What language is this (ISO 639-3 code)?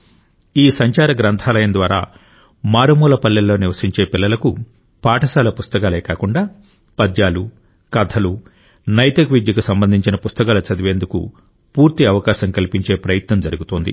tel